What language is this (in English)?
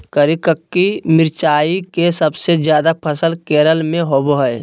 Magahi